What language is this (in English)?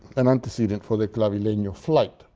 English